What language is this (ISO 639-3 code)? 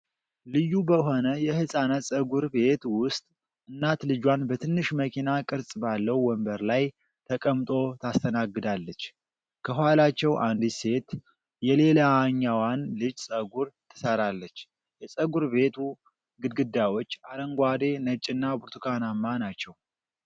amh